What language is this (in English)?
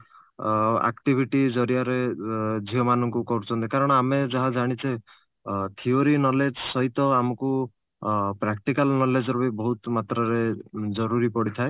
Odia